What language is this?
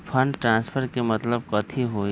Magahi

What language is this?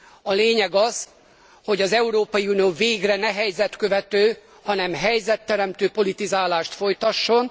Hungarian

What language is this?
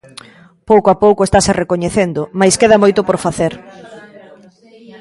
Galician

